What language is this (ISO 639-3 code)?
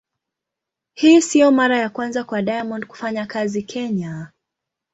swa